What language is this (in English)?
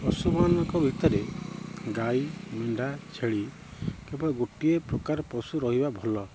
Odia